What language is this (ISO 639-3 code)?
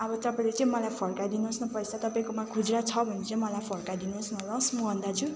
nep